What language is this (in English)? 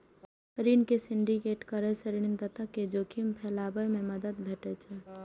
Maithili